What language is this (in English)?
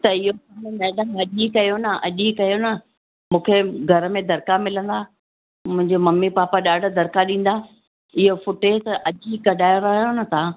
Sindhi